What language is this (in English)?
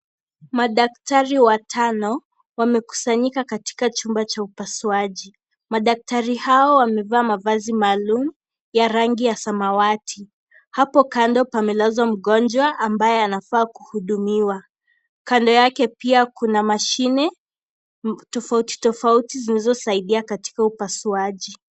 Swahili